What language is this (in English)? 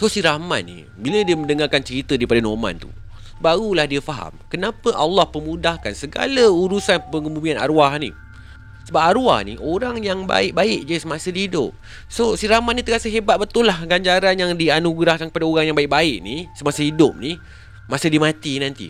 Malay